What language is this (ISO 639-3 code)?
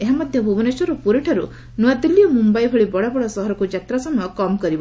ori